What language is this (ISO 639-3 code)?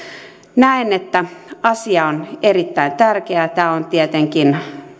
fin